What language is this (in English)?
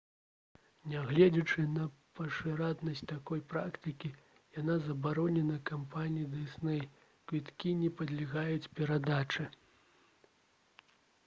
Belarusian